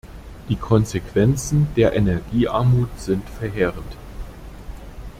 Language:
German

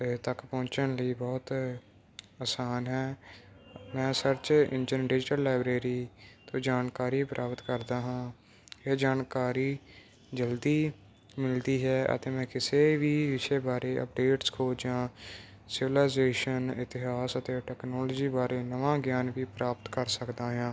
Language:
Punjabi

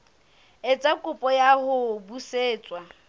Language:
Southern Sotho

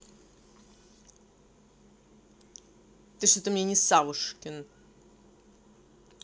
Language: Russian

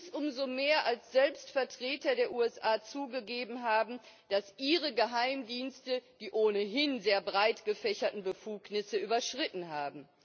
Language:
German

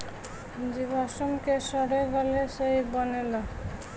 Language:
Bhojpuri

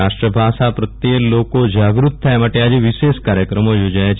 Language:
Gujarati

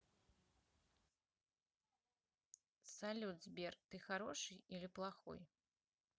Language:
Russian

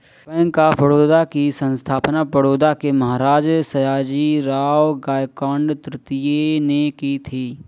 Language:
Hindi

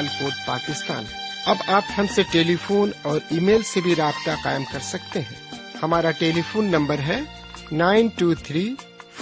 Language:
Urdu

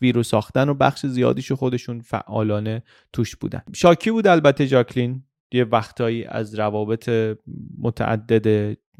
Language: Persian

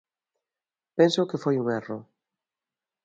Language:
Galician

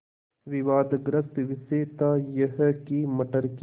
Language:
Hindi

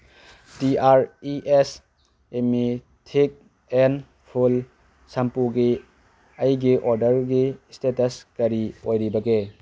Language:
Manipuri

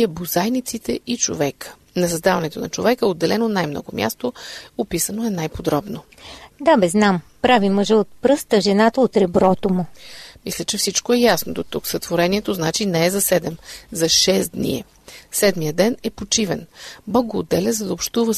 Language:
Bulgarian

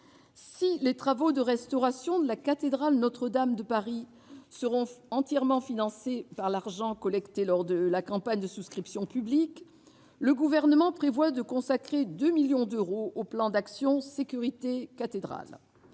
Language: French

